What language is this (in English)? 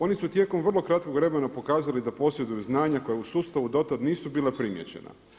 Croatian